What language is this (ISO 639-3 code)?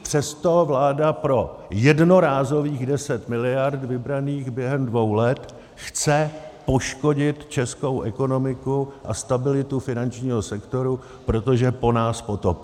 ces